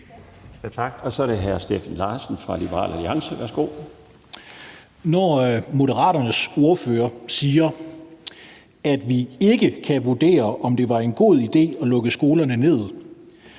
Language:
Danish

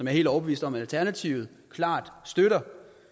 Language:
Danish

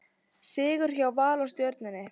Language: Icelandic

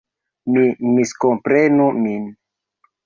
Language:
Esperanto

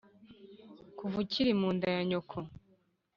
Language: Kinyarwanda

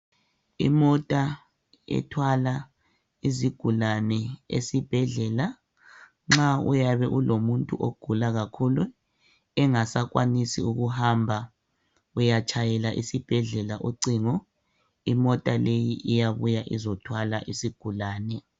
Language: North Ndebele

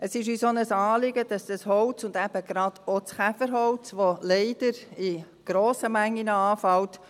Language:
Swiss German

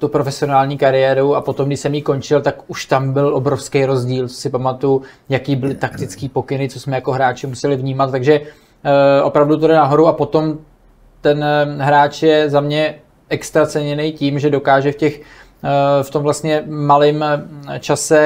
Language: Czech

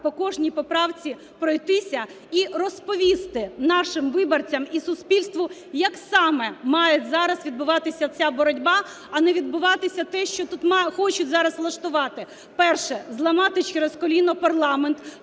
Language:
Ukrainian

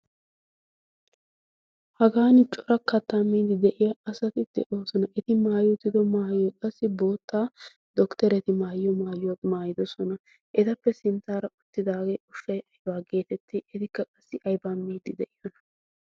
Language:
Wolaytta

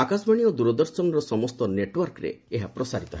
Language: Odia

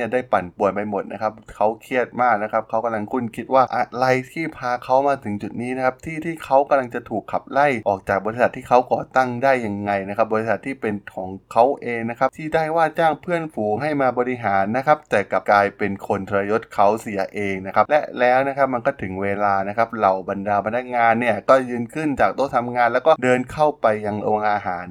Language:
Thai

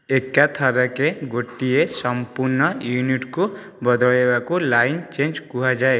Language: Odia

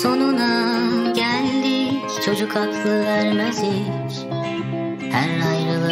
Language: Turkish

